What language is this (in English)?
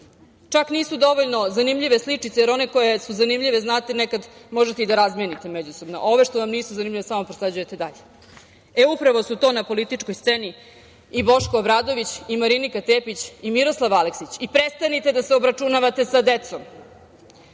Serbian